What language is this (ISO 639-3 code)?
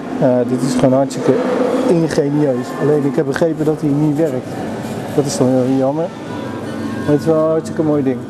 nld